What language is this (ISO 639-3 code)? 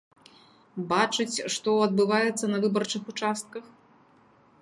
bel